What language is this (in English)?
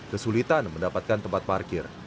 Indonesian